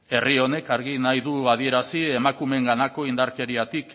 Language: Basque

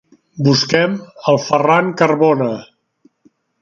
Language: Catalan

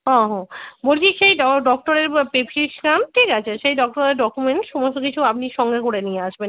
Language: Bangla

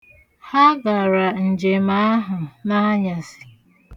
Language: Igbo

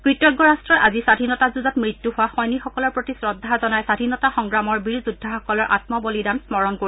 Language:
Assamese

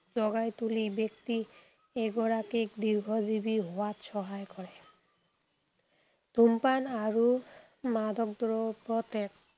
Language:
Assamese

